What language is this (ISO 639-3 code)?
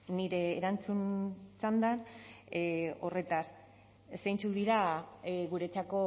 eus